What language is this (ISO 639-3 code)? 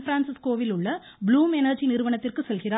tam